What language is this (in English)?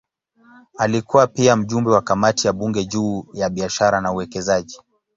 Swahili